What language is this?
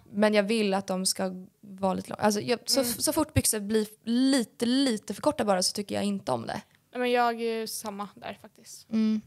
Swedish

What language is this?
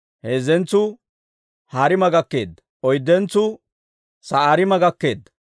Dawro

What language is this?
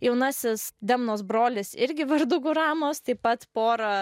Lithuanian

